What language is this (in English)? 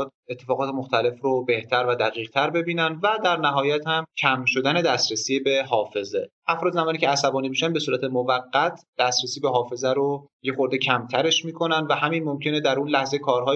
Persian